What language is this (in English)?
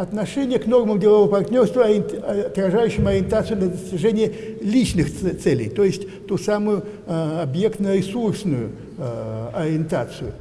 Russian